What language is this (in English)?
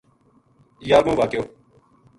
Gujari